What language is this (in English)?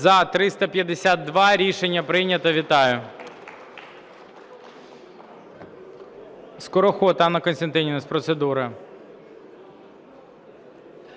Ukrainian